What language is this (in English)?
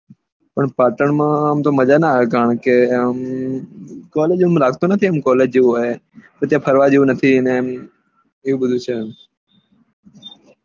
Gujarati